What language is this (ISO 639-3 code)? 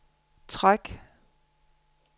dan